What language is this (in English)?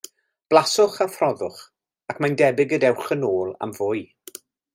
Welsh